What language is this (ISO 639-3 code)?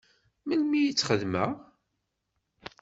kab